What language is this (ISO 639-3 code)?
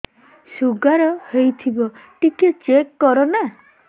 ori